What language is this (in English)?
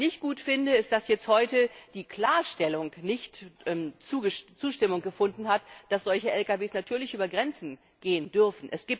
German